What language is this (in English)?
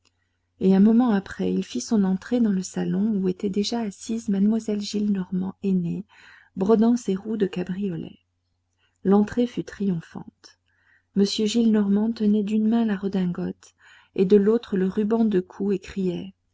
French